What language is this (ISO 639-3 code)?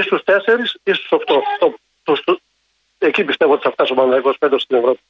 ell